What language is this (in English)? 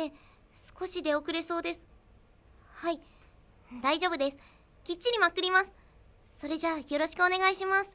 Japanese